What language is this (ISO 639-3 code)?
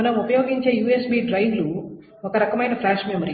tel